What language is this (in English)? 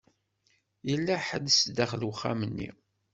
Kabyle